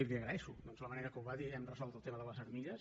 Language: Catalan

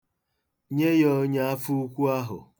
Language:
Igbo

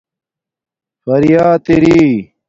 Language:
Domaaki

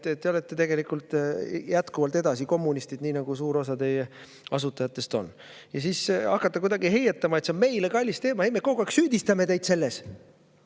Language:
Estonian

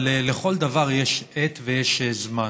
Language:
Hebrew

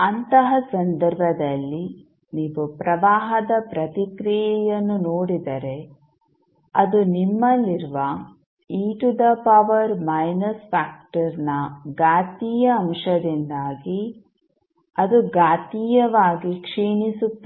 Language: Kannada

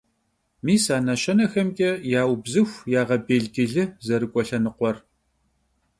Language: Kabardian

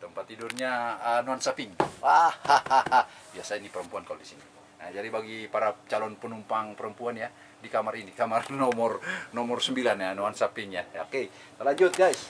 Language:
Indonesian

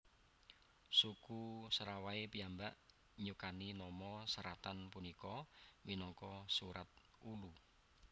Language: Javanese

